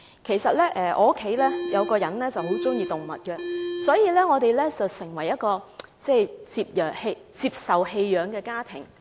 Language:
Cantonese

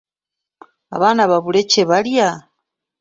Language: Ganda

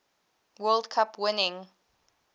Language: English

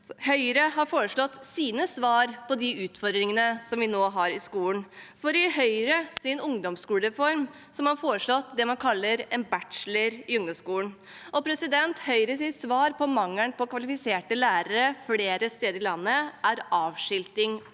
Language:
Norwegian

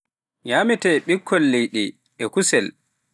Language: Pular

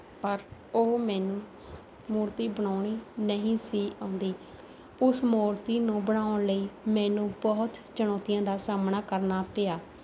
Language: Punjabi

